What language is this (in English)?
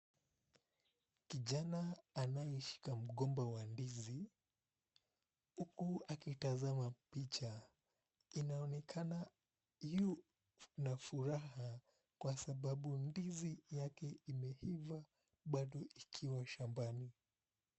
Swahili